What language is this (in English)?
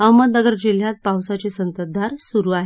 Marathi